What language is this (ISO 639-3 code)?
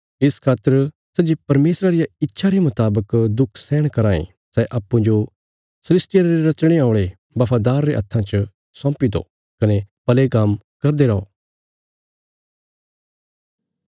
kfs